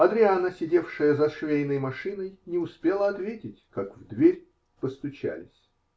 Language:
Russian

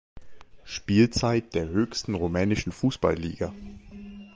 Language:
German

